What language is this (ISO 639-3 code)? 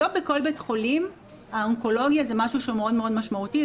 heb